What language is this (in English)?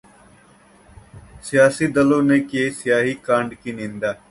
Hindi